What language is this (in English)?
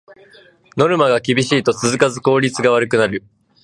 Japanese